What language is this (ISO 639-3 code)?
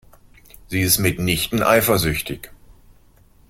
deu